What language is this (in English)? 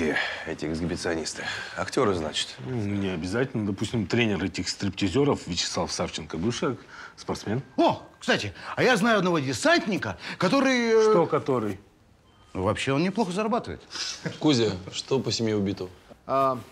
Russian